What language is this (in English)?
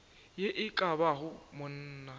Northern Sotho